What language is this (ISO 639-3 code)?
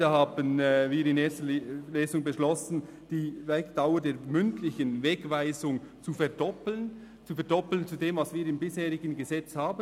gsw